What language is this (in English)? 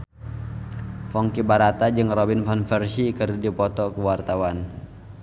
Sundanese